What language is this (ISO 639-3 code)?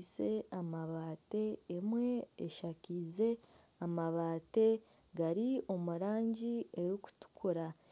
nyn